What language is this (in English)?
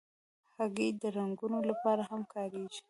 Pashto